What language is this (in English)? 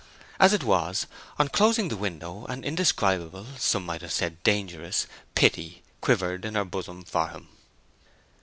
English